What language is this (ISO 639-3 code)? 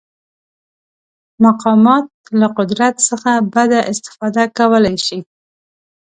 pus